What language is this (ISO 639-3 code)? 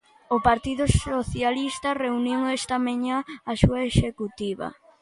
glg